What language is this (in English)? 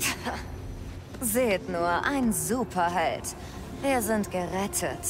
German